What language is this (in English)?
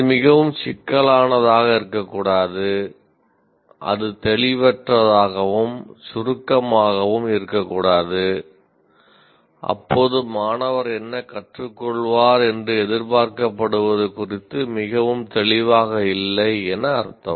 Tamil